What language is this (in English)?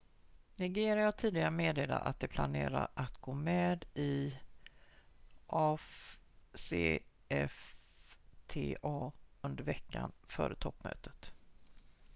Swedish